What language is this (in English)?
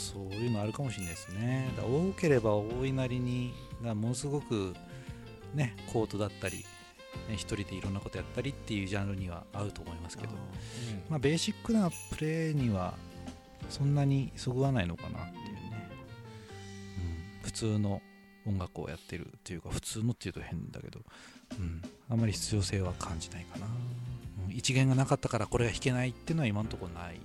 Japanese